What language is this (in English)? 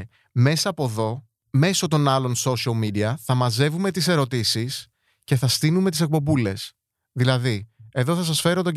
Greek